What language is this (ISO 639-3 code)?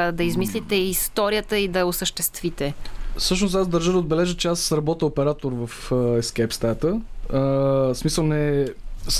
bul